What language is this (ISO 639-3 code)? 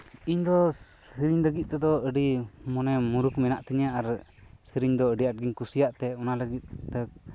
sat